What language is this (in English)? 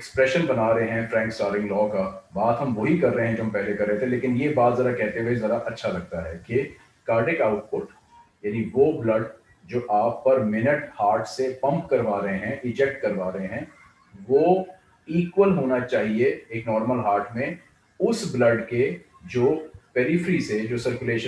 Hindi